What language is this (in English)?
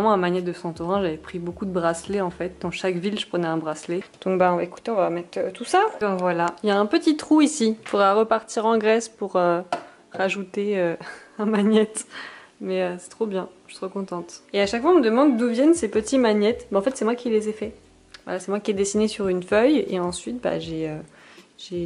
French